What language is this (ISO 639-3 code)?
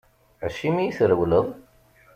kab